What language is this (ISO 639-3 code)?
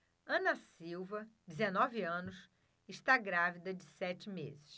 por